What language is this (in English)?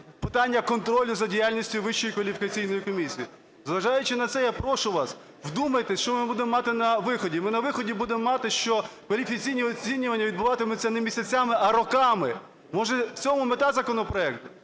Ukrainian